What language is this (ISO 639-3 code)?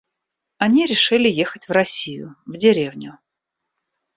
rus